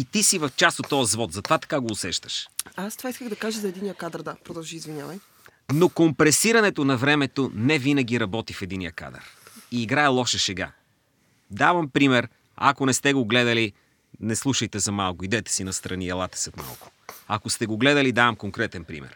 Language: Bulgarian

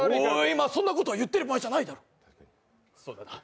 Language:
Japanese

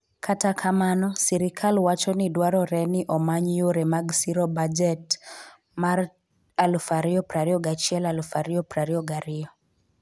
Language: Luo (Kenya and Tanzania)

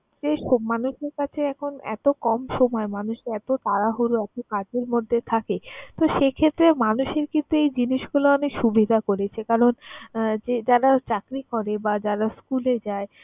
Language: Bangla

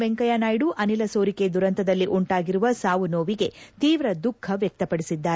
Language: Kannada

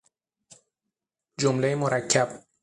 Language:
Persian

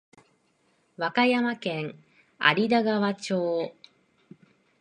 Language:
Japanese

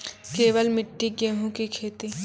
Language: Maithili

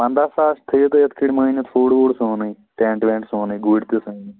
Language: Kashmiri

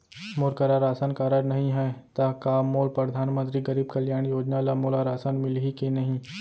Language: Chhattisgarhi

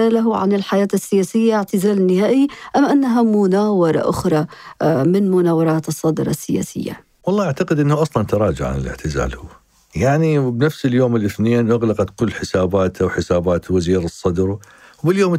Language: Arabic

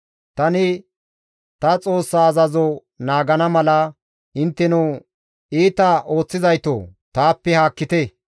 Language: Gamo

